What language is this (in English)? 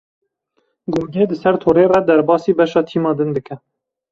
Kurdish